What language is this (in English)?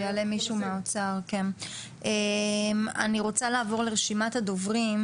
Hebrew